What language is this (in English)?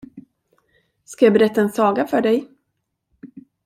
Swedish